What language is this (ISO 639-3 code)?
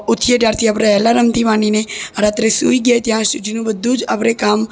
guj